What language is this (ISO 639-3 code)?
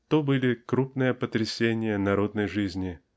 rus